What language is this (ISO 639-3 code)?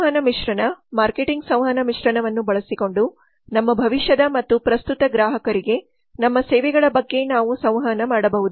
kan